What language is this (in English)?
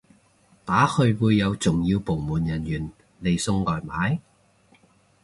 Cantonese